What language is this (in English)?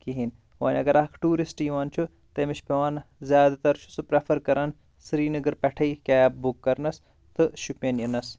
Kashmiri